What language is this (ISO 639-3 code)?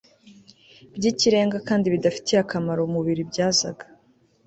kin